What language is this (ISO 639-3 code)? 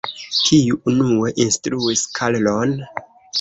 epo